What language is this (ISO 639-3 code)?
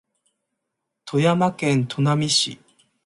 jpn